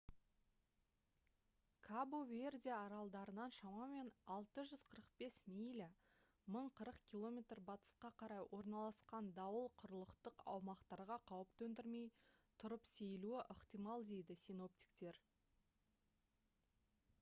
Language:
Kazakh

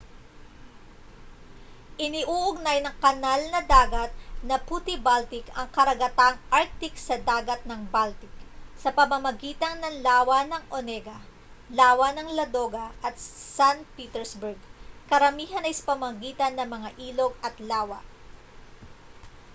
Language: Filipino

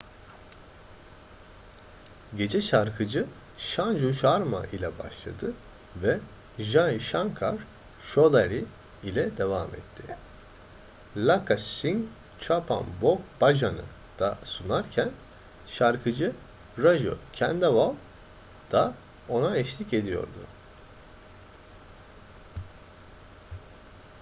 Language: Turkish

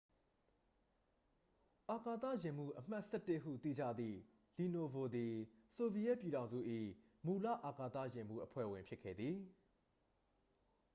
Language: Burmese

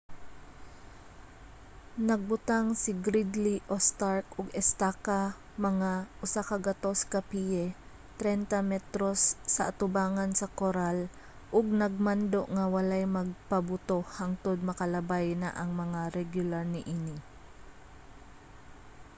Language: Cebuano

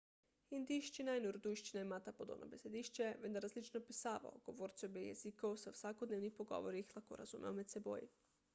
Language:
Slovenian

